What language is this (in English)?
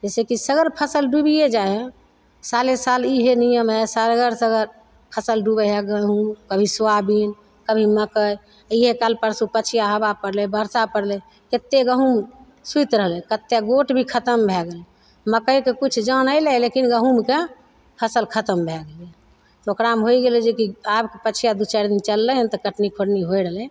Maithili